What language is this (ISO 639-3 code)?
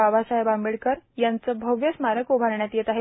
mar